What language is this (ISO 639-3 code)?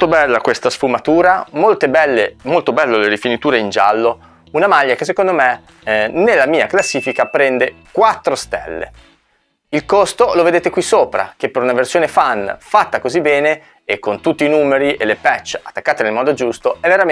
ita